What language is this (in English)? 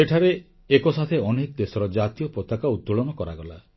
Odia